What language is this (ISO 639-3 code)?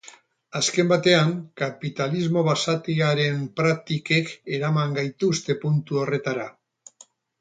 eus